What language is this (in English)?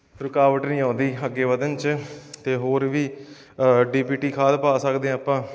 Punjabi